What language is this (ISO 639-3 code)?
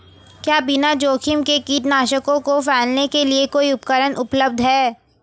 hin